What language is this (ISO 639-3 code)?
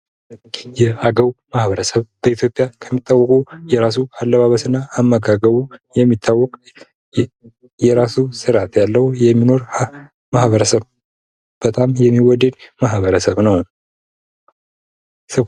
amh